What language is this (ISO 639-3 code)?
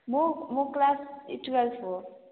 nep